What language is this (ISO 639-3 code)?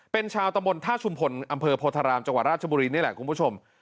tha